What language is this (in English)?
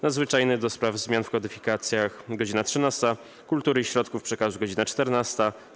Polish